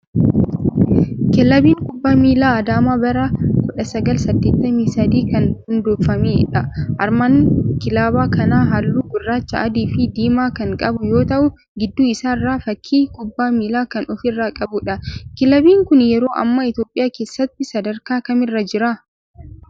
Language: Oromo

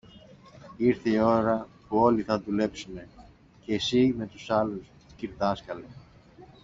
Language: Greek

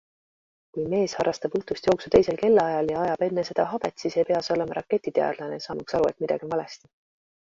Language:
Estonian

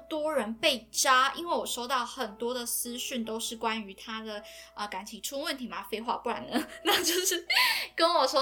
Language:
Chinese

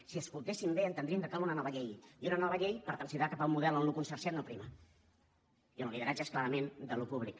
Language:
Catalan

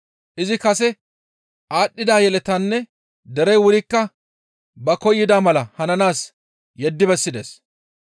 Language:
Gamo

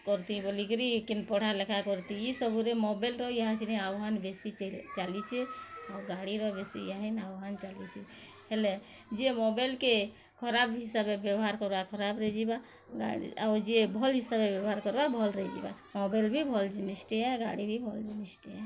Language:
Odia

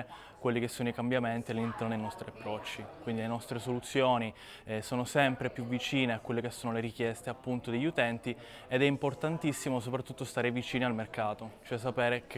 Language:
Italian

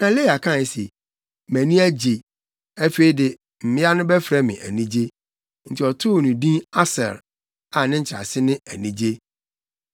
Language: Akan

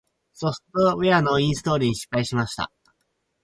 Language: Japanese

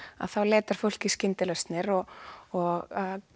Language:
Icelandic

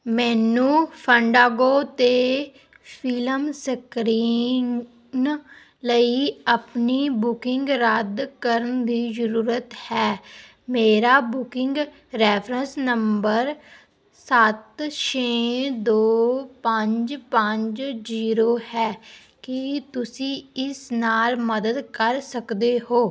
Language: Punjabi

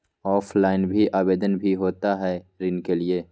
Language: Magahi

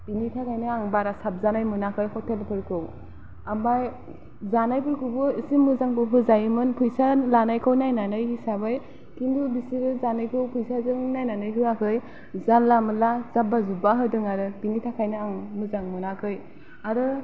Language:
Bodo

